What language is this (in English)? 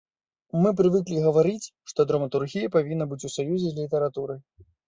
Belarusian